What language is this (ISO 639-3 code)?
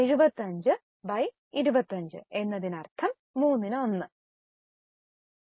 mal